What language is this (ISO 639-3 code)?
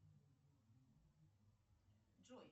rus